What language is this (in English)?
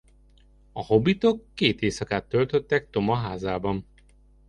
Hungarian